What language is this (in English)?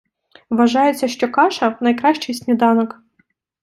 Ukrainian